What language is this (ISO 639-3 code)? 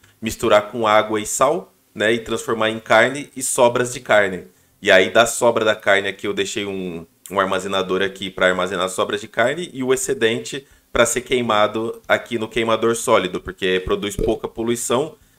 por